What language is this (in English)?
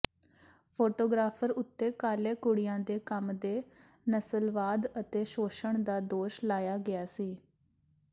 Punjabi